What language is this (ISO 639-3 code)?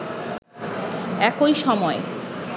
ben